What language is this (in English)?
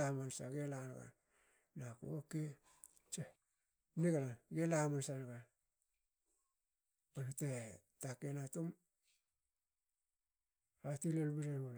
Hakö